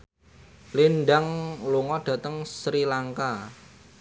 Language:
Javanese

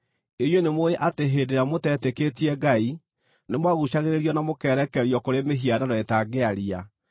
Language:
Kikuyu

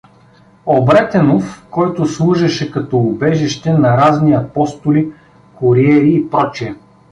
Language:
Bulgarian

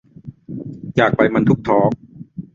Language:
Thai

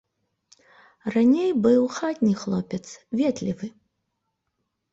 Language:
Belarusian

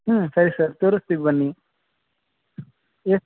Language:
Kannada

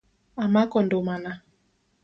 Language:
Luo (Kenya and Tanzania)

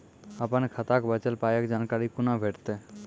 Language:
Maithili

